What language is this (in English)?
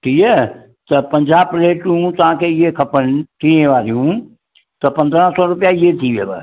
Sindhi